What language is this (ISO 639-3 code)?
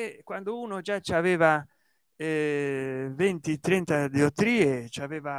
ita